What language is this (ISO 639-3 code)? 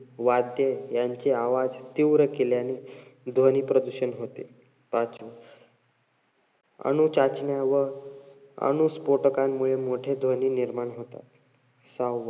mar